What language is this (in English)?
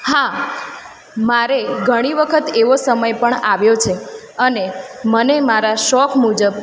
Gujarati